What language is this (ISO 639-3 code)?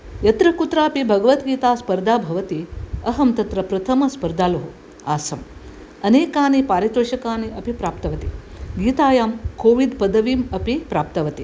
san